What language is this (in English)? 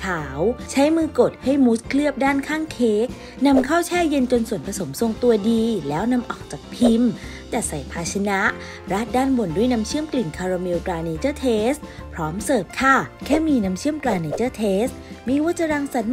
Thai